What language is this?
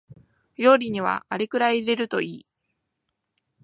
Japanese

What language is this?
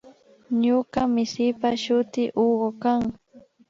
Imbabura Highland Quichua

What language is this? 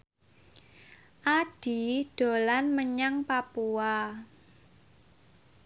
Javanese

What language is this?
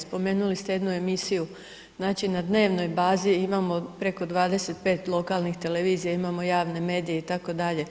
Croatian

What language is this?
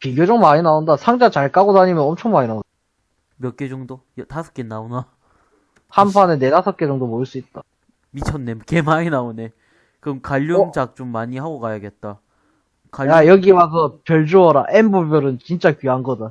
Korean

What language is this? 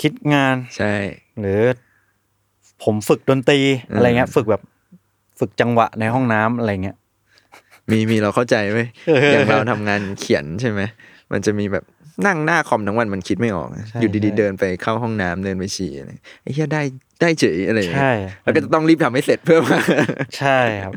Thai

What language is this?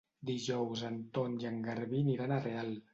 Catalan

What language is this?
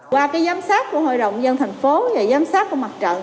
Vietnamese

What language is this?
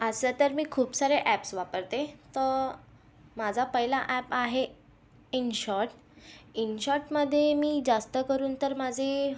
Marathi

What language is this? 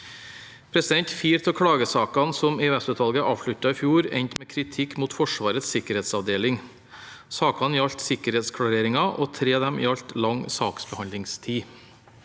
Norwegian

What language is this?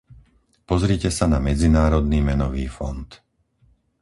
Slovak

